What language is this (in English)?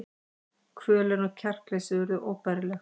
Icelandic